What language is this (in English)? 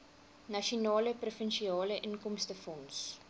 Afrikaans